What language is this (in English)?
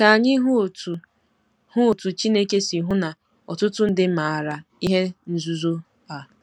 Igbo